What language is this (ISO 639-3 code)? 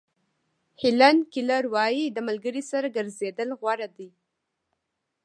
pus